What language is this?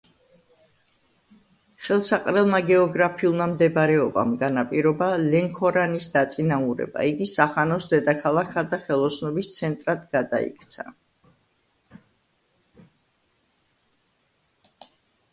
Georgian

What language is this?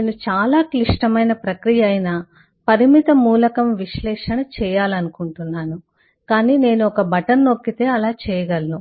Telugu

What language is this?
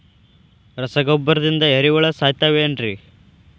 Kannada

